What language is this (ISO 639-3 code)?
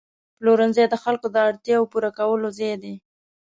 pus